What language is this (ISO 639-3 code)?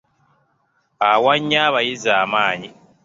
lug